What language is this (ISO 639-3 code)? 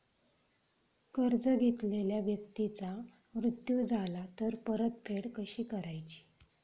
mar